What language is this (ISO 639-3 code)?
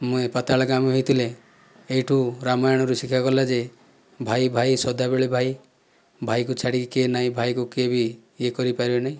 ori